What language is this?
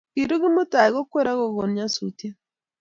Kalenjin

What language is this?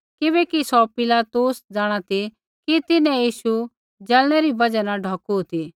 Kullu Pahari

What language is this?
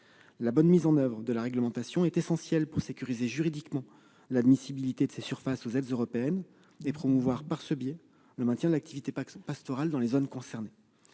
French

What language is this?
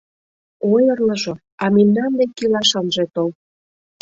Mari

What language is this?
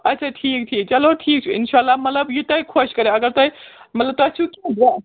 Kashmiri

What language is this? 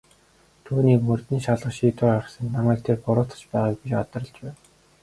Mongolian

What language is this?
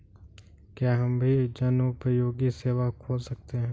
Hindi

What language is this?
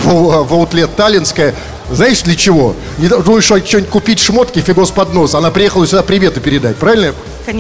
Russian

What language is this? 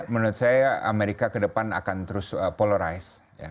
Indonesian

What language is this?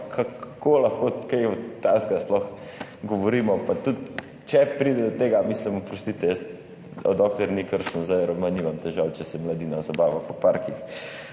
Slovenian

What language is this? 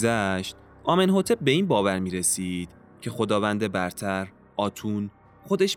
Persian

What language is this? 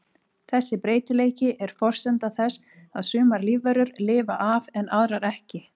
Icelandic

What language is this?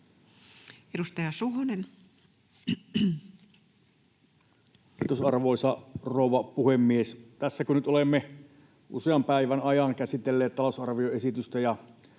Finnish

